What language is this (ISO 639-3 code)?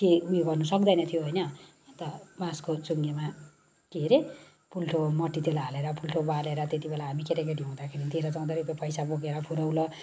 nep